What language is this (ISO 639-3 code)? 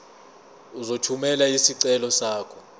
zul